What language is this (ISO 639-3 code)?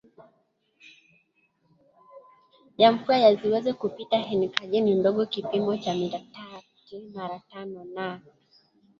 swa